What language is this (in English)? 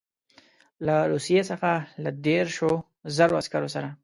Pashto